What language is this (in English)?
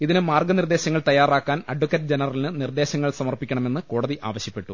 Malayalam